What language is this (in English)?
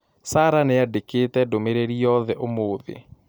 Kikuyu